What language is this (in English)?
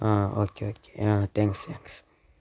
Malayalam